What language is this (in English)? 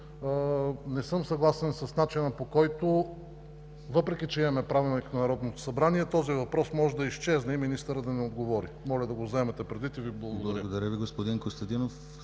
Bulgarian